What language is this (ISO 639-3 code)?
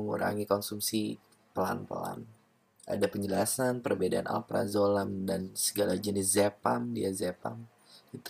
ind